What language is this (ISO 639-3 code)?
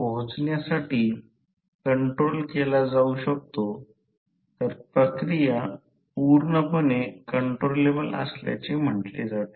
mar